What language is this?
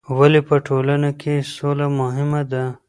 Pashto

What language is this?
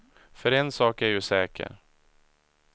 Swedish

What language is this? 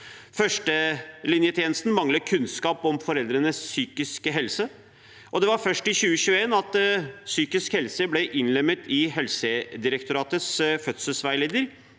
Norwegian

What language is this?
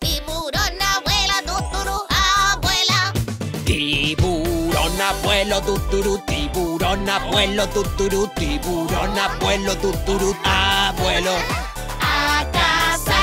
Spanish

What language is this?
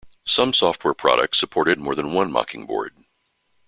English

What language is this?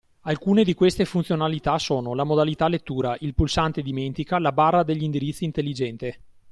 Italian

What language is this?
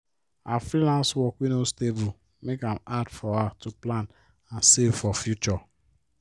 Nigerian Pidgin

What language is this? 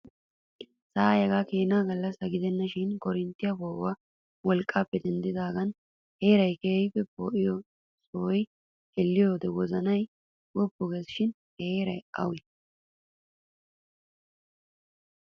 Wolaytta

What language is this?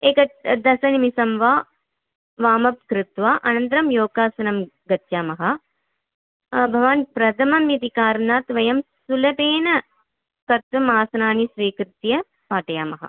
Sanskrit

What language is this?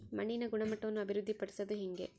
Kannada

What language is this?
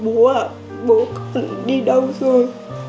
Vietnamese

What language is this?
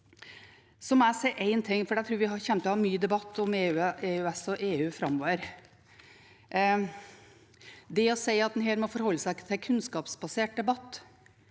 Norwegian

